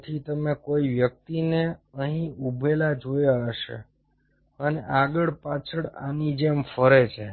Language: Gujarati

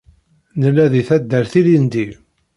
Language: Kabyle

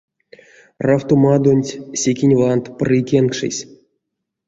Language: Erzya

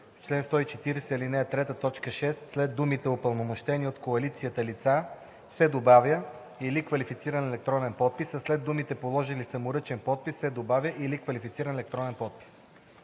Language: Bulgarian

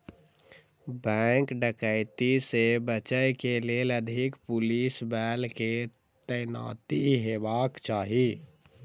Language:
Maithili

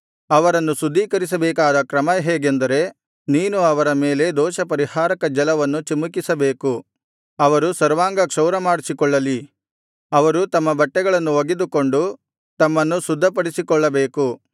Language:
Kannada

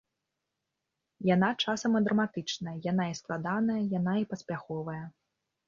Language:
Belarusian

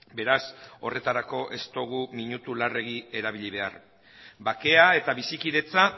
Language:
Basque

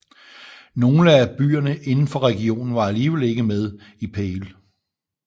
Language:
Danish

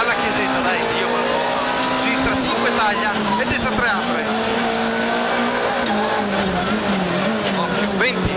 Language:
Italian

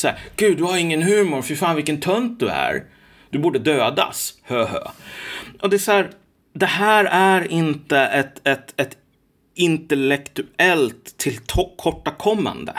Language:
Swedish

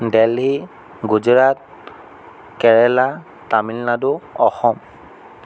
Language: Assamese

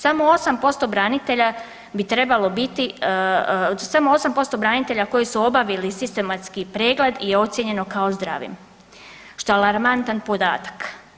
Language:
Croatian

